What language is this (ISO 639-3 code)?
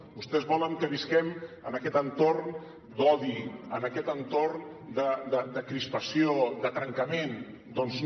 cat